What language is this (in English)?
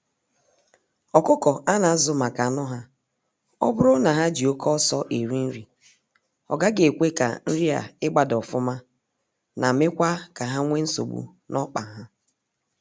Igbo